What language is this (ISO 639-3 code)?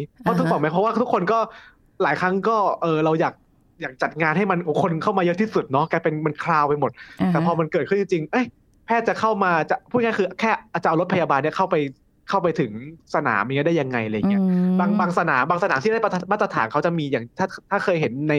tha